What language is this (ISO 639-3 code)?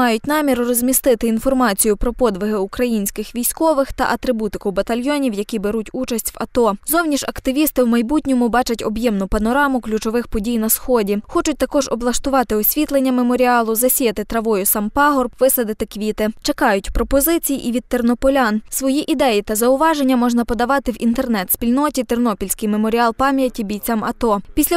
ukr